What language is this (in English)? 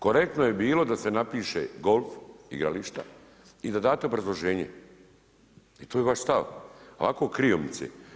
Croatian